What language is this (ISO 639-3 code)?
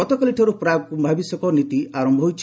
ori